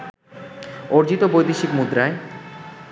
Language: Bangla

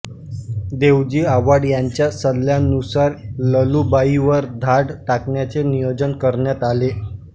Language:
Marathi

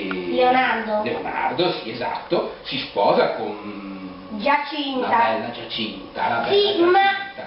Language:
Italian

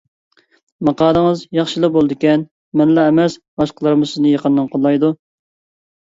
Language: Uyghur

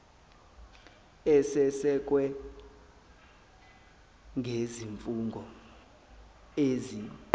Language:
Zulu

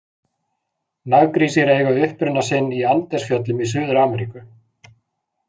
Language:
Icelandic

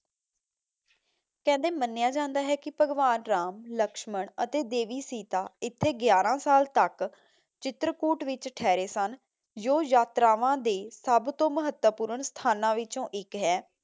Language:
Punjabi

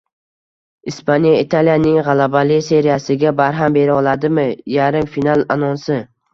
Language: Uzbek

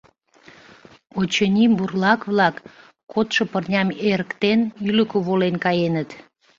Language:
Mari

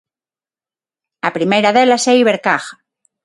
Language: Galician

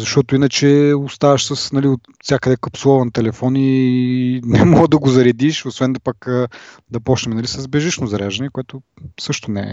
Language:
Bulgarian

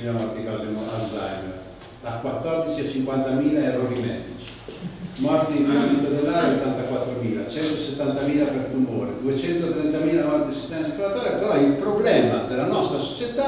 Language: Italian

